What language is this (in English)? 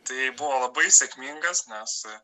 Lithuanian